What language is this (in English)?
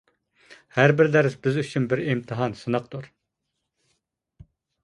Uyghur